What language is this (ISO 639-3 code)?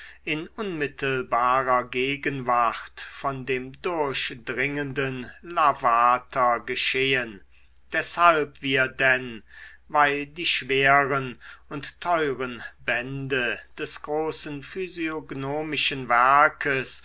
deu